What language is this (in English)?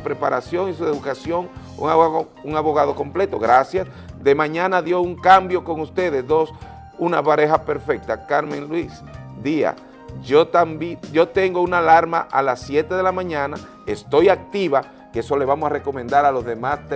Spanish